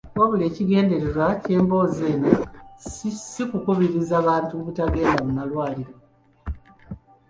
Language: Ganda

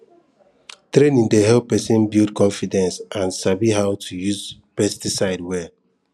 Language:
Nigerian Pidgin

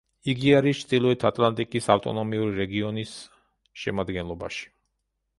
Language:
Georgian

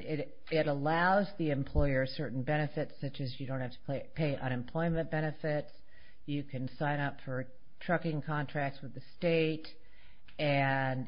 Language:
English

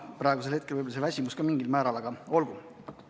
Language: Estonian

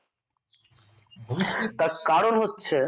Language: Bangla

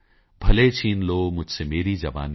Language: Punjabi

